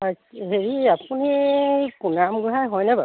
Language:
Assamese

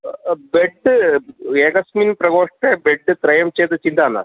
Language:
Sanskrit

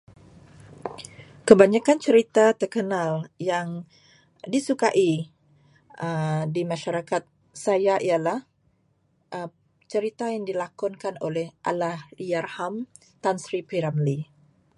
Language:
Malay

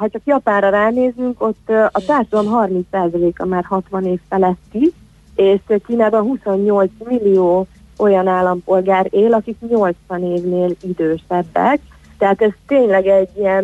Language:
Hungarian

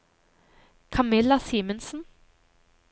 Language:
Norwegian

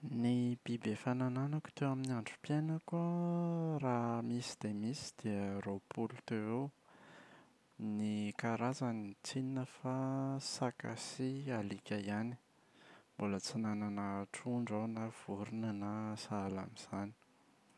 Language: Malagasy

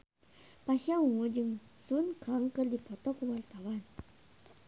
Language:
Sundanese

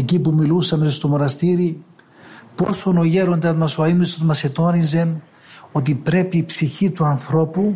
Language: Greek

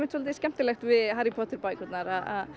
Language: Icelandic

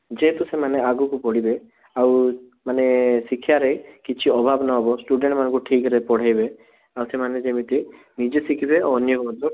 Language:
Odia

